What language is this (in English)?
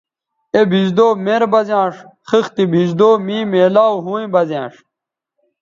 Bateri